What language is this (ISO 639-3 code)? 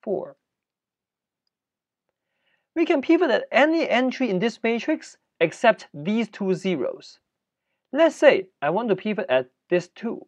eng